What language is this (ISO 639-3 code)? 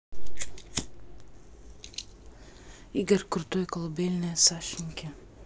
rus